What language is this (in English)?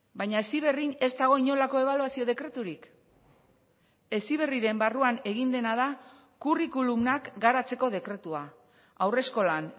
Basque